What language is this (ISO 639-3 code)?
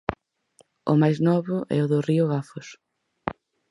glg